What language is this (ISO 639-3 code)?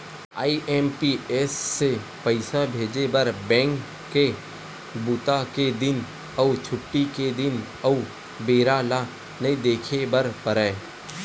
hne